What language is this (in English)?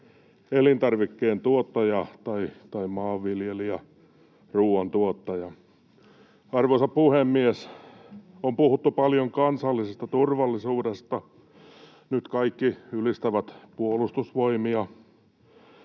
Finnish